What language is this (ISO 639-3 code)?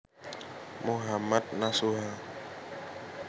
jav